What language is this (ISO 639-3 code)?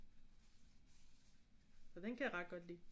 dan